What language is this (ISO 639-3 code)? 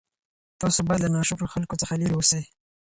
pus